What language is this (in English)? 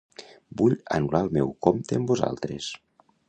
Catalan